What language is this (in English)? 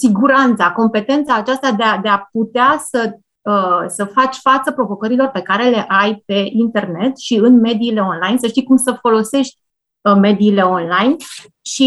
Romanian